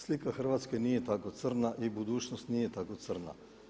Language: Croatian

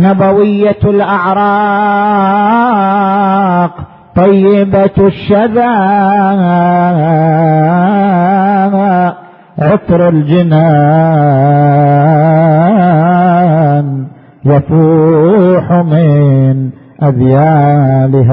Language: Arabic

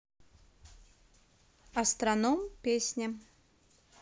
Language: Russian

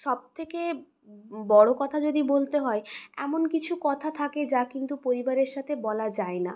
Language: Bangla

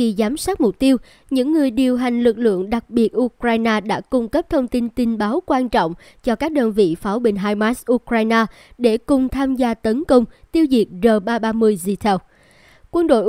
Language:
Vietnamese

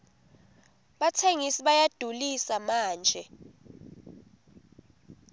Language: Swati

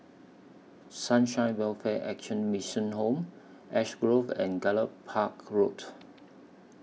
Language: English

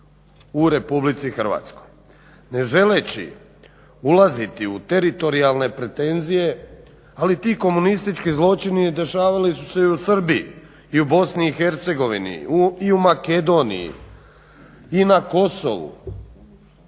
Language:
Croatian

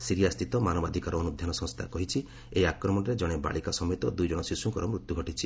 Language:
Odia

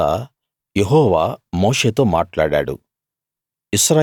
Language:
Telugu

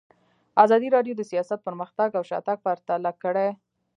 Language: Pashto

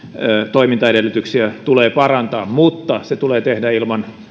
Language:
Finnish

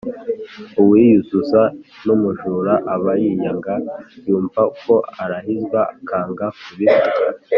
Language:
Kinyarwanda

